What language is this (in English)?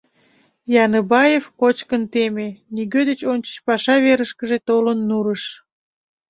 Mari